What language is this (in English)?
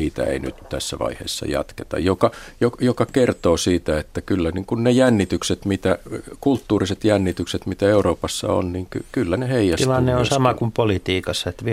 Finnish